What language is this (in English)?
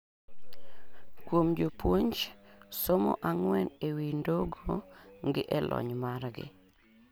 Luo (Kenya and Tanzania)